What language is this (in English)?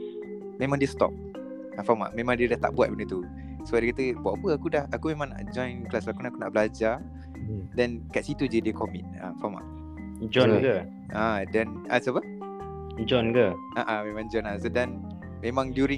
Malay